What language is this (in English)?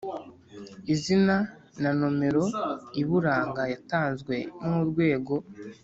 Kinyarwanda